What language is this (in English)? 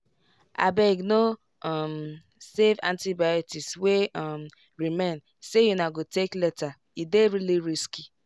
Nigerian Pidgin